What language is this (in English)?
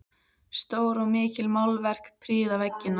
Icelandic